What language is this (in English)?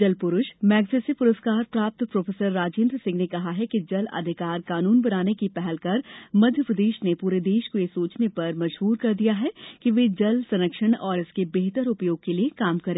Hindi